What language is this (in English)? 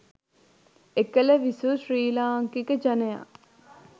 Sinhala